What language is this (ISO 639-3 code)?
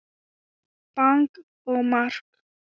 isl